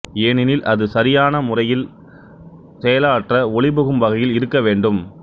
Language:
Tamil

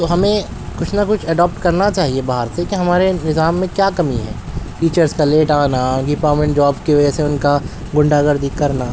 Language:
Urdu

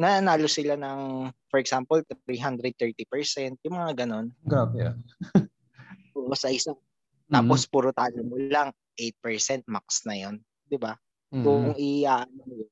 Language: Filipino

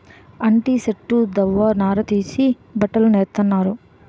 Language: Telugu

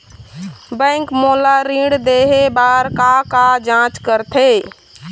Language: Chhattisgarhi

